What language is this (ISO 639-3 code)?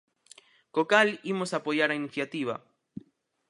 glg